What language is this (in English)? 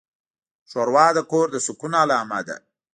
Pashto